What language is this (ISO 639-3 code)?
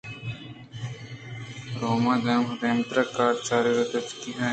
bgp